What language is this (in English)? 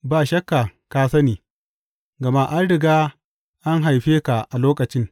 Hausa